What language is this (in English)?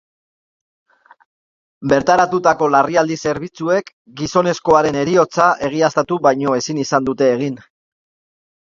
Basque